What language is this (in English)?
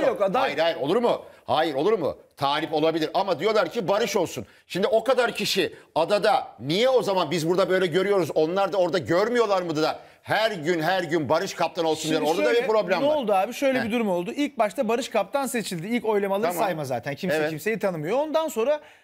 Turkish